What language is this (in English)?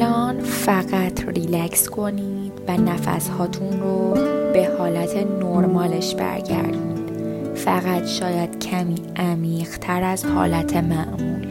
Persian